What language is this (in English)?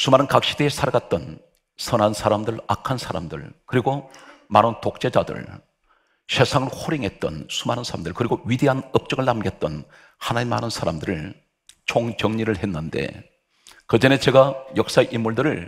Korean